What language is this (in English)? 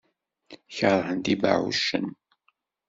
Kabyle